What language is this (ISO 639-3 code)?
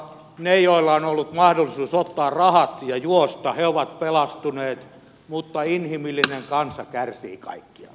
fin